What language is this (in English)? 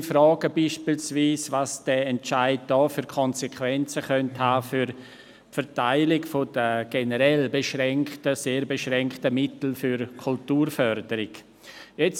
Swiss German